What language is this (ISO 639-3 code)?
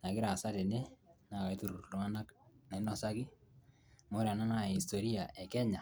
mas